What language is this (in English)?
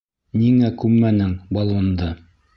Bashkir